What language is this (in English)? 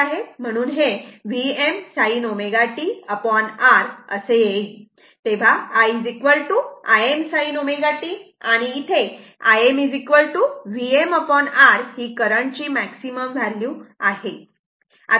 Marathi